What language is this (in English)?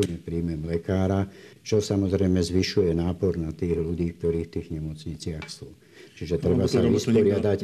Slovak